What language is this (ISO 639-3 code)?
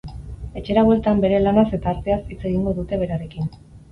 eus